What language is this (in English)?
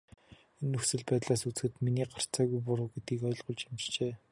Mongolian